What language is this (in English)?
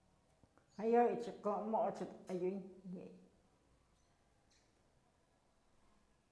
Mazatlán Mixe